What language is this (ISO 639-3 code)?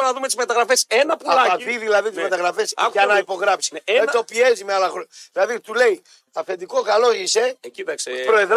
ell